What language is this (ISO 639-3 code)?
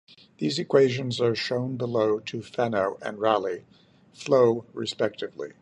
eng